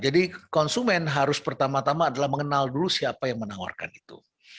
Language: Indonesian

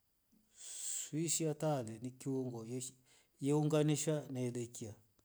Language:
Rombo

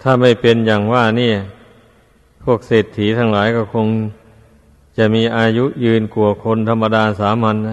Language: Thai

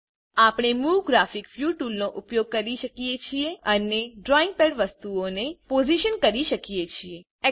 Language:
Gujarati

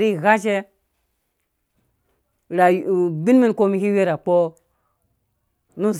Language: Dũya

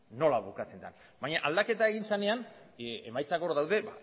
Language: Basque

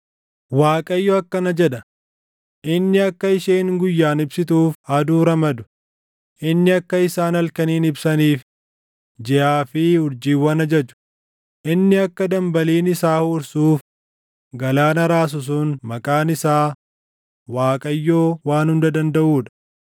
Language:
Oromo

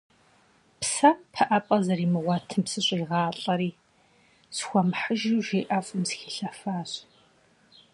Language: Kabardian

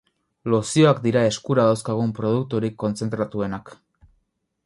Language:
Basque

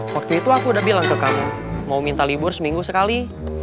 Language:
Indonesian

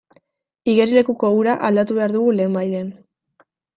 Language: Basque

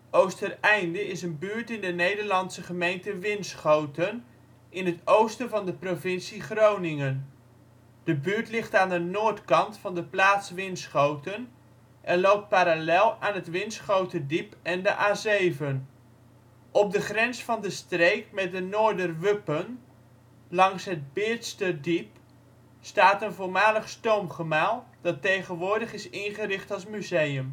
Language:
Dutch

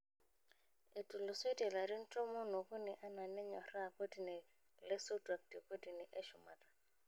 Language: Masai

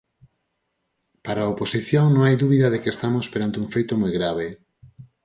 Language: Galician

